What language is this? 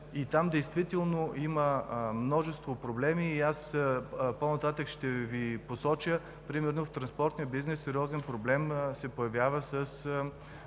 Bulgarian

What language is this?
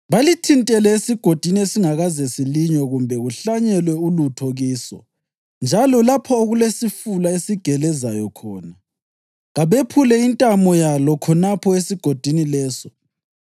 North Ndebele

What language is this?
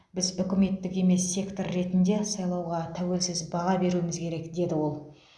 Kazakh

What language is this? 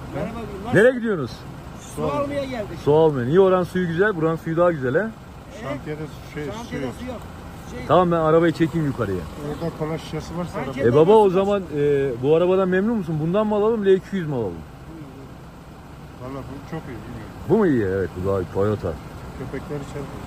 Turkish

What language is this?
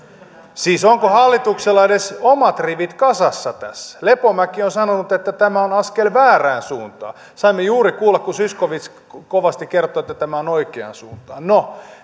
Finnish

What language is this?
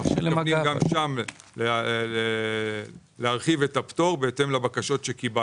Hebrew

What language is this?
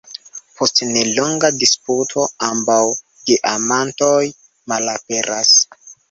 Esperanto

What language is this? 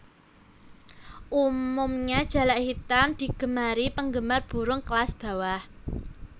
Javanese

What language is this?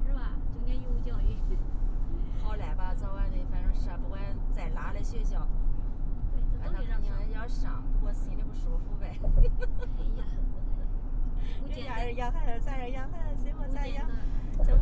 Chinese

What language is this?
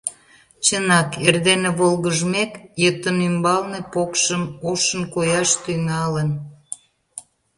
Mari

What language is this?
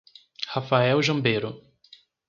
Portuguese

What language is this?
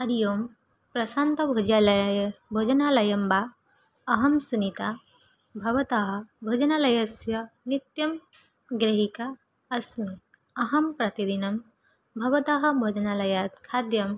Sanskrit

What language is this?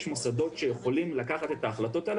Hebrew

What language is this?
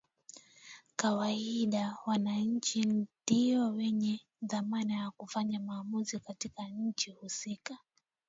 Swahili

